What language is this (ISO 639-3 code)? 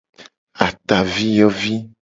gej